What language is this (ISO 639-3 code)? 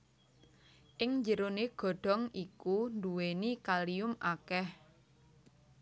jav